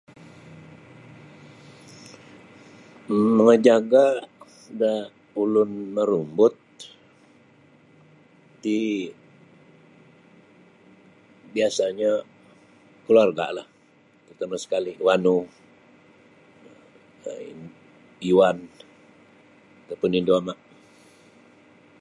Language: Sabah Bisaya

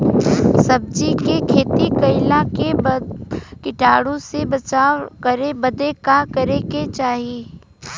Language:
Bhojpuri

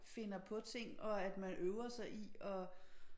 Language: Danish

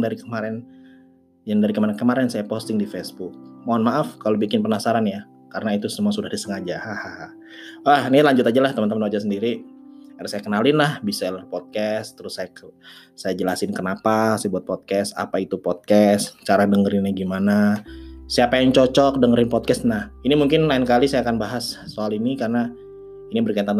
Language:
Indonesian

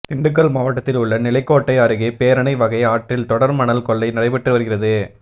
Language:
Tamil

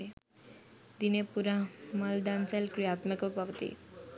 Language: Sinhala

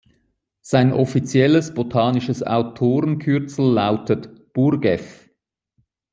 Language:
German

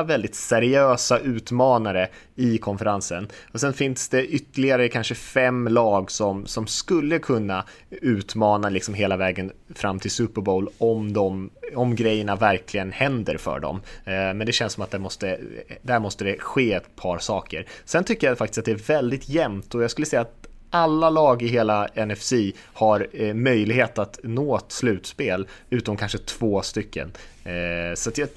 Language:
Swedish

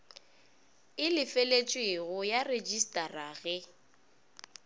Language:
Northern Sotho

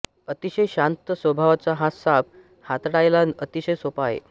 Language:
Marathi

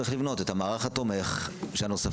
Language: Hebrew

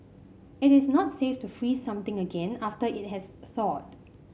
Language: English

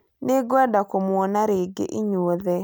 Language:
Kikuyu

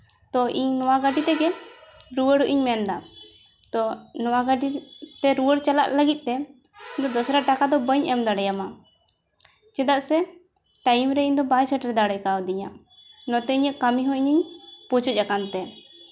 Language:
Santali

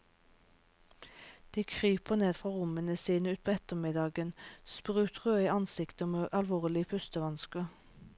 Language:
Norwegian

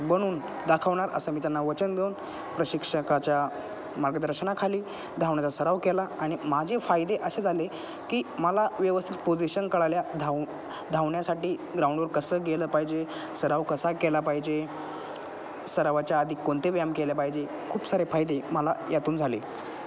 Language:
Marathi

